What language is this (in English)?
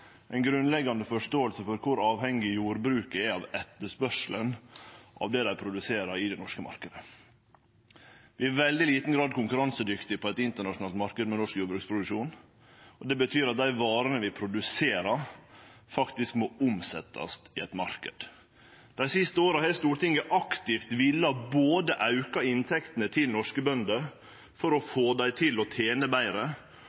Norwegian Nynorsk